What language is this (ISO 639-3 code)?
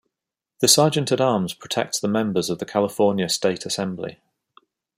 eng